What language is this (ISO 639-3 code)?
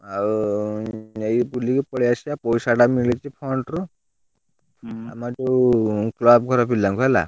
ori